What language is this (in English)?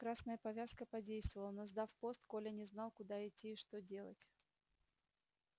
Russian